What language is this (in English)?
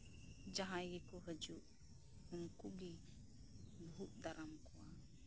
Santali